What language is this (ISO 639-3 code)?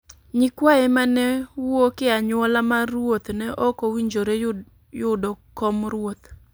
luo